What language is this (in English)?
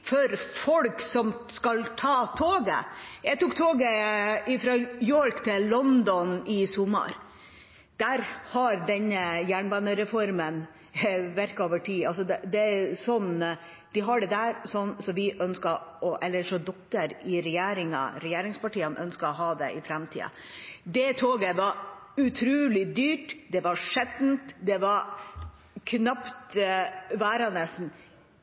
Norwegian Bokmål